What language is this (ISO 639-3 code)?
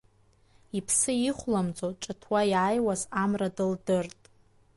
abk